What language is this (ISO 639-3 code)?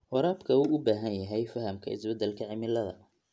som